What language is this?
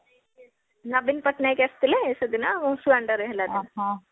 Odia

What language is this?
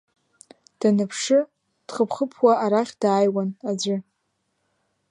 Abkhazian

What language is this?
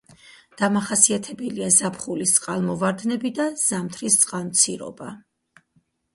Georgian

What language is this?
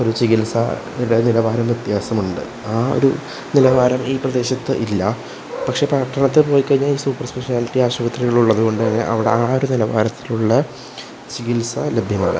Malayalam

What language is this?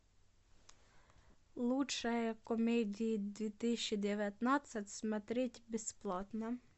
Russian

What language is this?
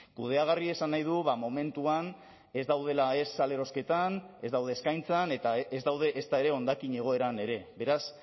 Basque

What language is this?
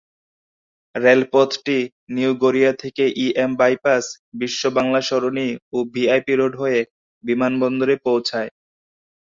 Bangla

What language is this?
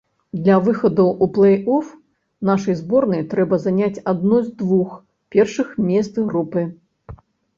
Belarusian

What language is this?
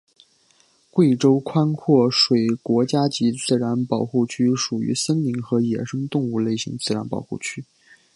Chinese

